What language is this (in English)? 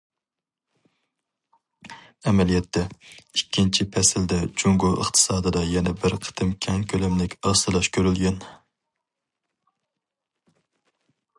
Uyghur